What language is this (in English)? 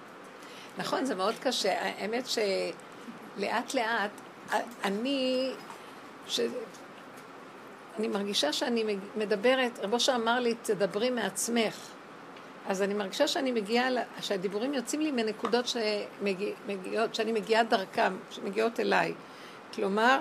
Hebrew